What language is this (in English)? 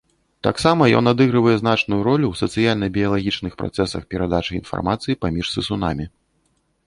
Belarusian